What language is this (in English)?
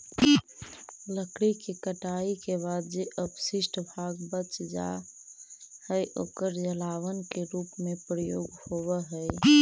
Magahi